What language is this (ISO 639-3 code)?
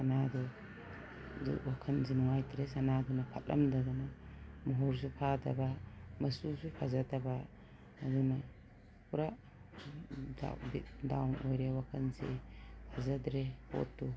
mni